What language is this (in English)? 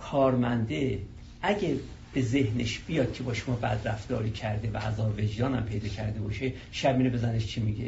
Persian